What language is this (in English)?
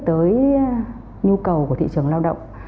Vietnamese